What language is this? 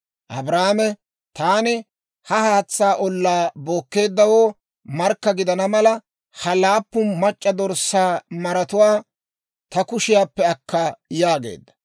Dawro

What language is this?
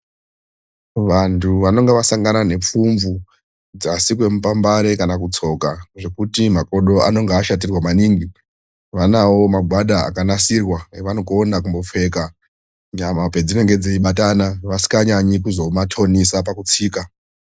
Ndau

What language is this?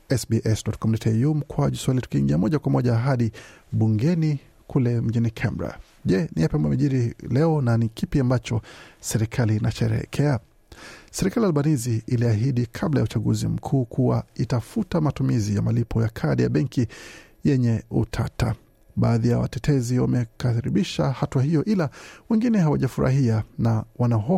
Swahili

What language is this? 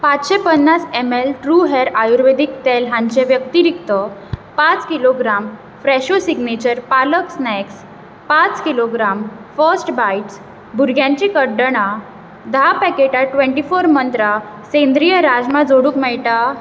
Konkani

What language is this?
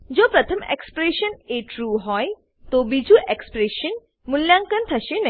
Gujarati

